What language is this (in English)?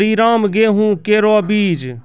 Maithili